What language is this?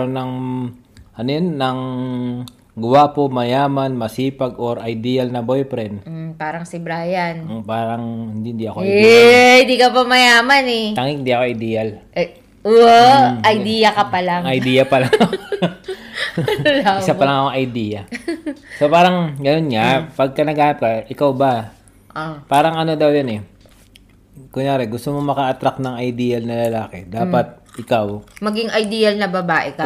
Filipino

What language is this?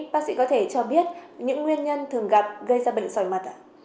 Vietnamese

